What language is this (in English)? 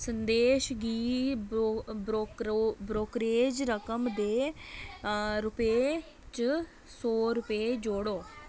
Dogri